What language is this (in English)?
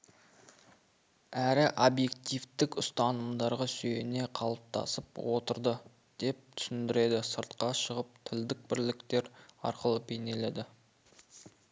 Kazakh